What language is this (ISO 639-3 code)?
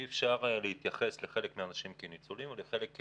heb